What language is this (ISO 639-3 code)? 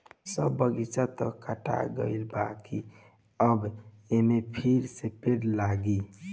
bho